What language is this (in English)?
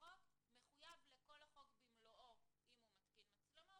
Hebrew